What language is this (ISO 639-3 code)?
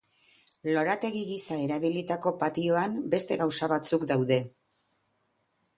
eus